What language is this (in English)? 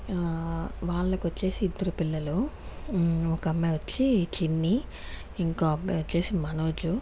Telugu